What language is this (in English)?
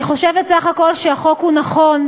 Hebrew